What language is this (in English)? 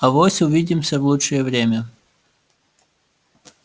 Russian